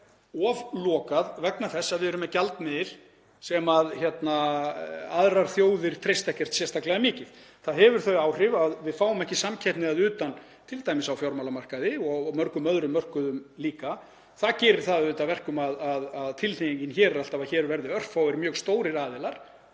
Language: Icelandic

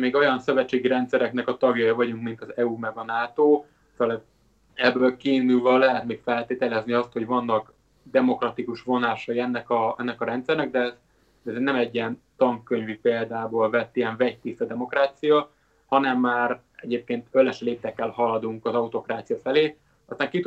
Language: Hungarian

